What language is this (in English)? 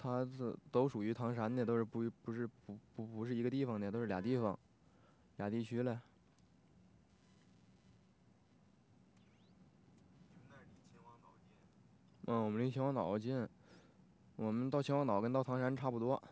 Chinese